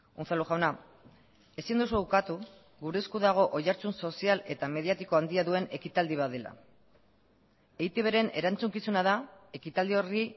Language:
Basque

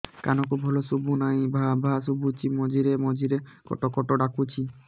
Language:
Odia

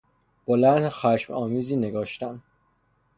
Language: Persian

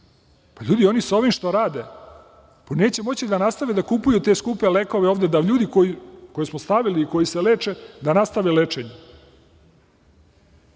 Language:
Serbian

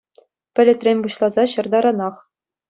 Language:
Chuvash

